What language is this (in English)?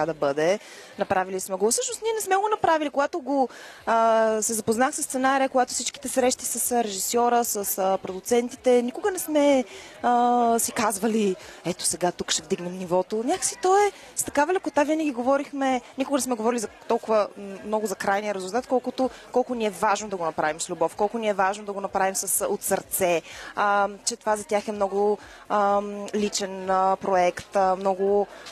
Bulgarian